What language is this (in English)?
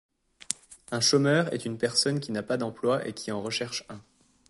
French